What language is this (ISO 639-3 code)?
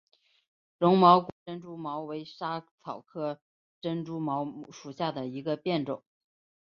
zho